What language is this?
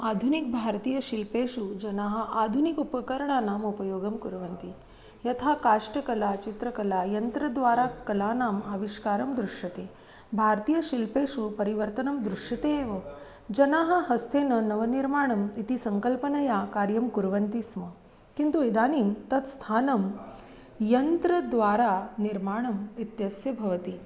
Sanskrit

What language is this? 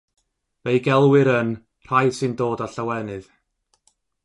Welsh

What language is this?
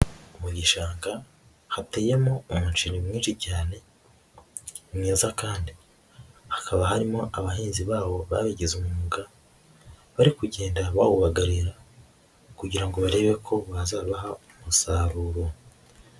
Kinyarwanda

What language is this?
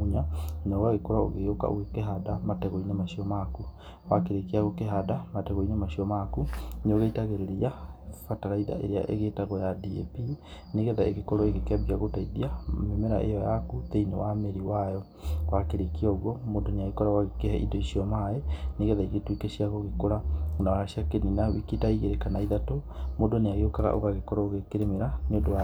Kikuyu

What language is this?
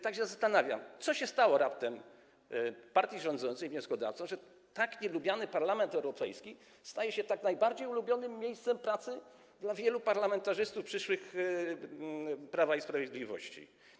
Polish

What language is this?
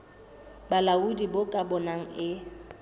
Southern Sotho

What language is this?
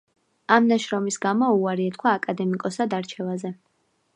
Georgian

